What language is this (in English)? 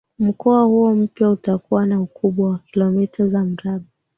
Swahili